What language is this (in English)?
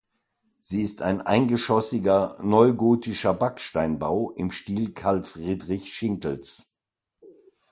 German